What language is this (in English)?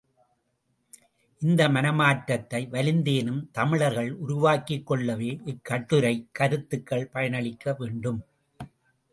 Tamil